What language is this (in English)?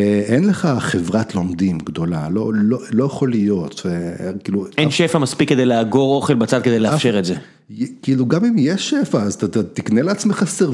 Hebrew